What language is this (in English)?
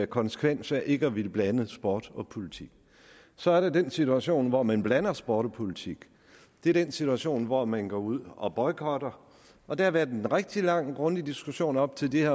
Danish